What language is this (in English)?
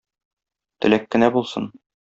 Tatar